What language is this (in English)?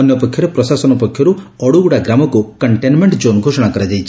Odia